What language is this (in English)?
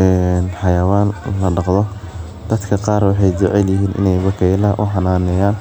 Somali